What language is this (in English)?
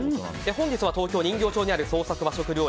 Japanese